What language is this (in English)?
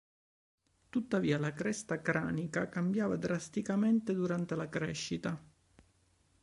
Italian